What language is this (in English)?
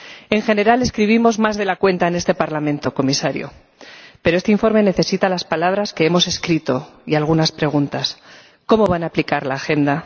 Spanish